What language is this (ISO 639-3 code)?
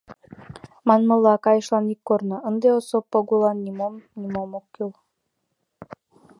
chm